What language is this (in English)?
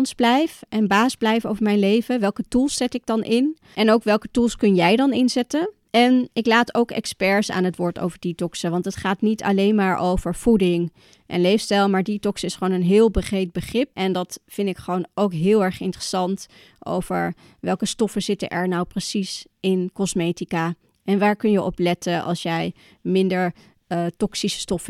Dutch